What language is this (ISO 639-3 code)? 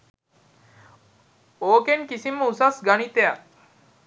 sin